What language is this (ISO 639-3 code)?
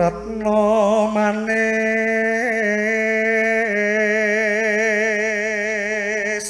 ind